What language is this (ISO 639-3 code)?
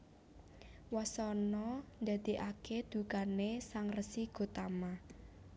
jav